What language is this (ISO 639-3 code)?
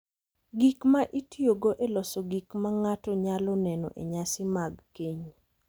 luo